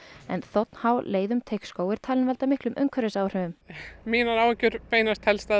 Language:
Icelandic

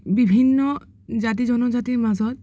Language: Assamese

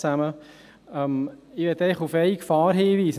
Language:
Swiss German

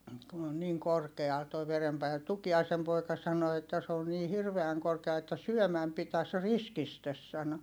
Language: Finnish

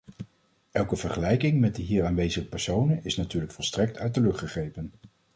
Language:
Dutch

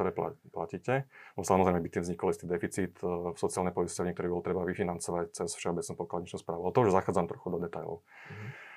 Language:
Slovak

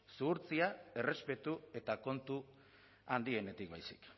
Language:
Basque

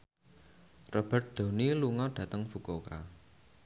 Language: Javanese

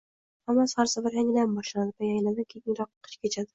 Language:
Uzbek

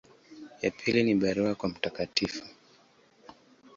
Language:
Swahili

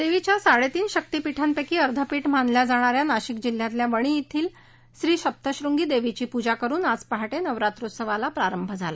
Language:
Marathi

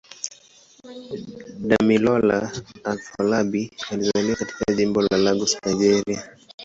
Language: Swahili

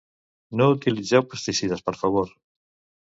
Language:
Catalan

